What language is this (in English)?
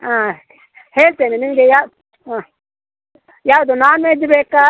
Kannada